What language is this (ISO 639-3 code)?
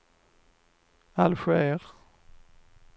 swe